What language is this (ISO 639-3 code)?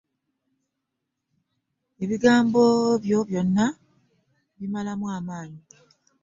lug